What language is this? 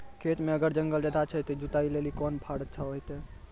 Maithili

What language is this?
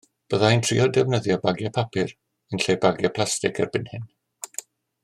Welsh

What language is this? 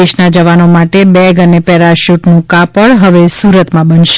Gujarati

